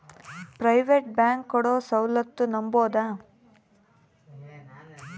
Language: Kannada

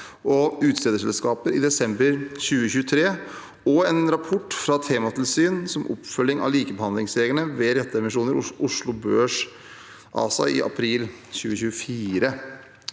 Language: Norwegian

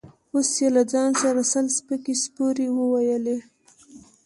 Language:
Pashto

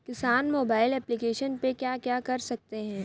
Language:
Hindi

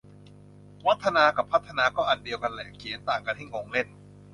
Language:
Thai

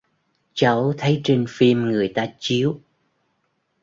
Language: Vietnamese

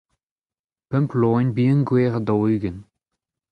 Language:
Breton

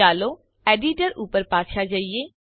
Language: Gujarati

